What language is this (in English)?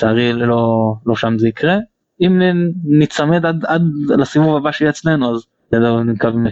Hebrew